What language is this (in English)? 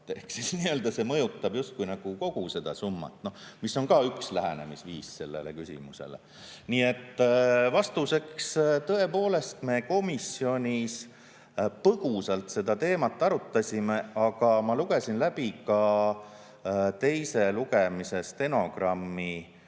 Estonian